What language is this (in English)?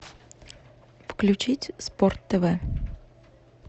Russian